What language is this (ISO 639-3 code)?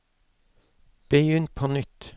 nor